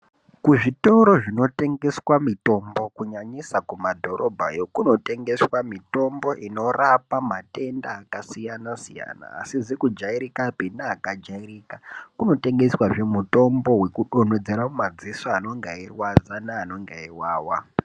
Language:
Ndau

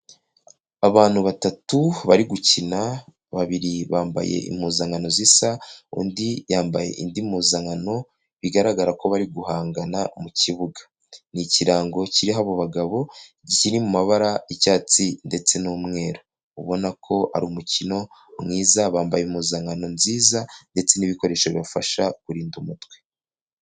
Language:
Kinyarwanda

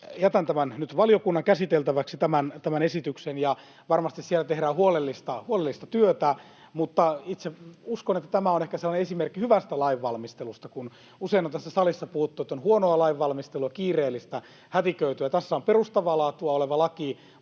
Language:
Finnish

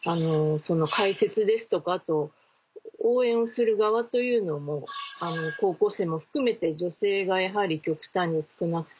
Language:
Japanese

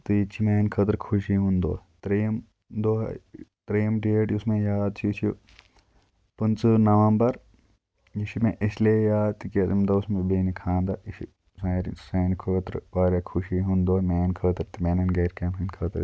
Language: Kashmiri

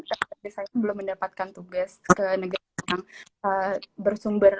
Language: Indonesian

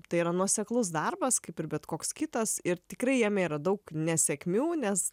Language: Lithuanian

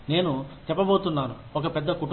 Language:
Telugu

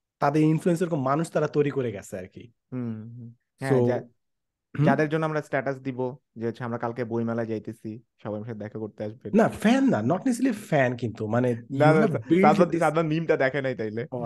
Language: Bangla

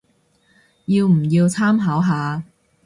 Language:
Cantonese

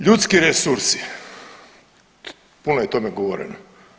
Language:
Croatian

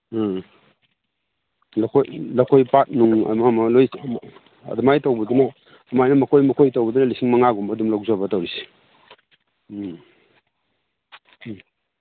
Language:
Manipuri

